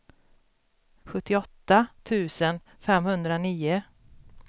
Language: Swedish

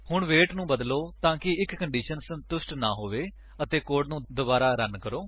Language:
Punjabi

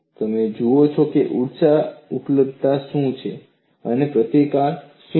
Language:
Gujarati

